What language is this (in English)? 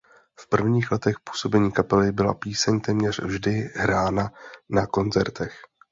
Czech